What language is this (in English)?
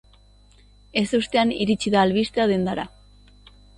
Basque